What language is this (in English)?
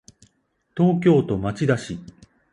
Japanese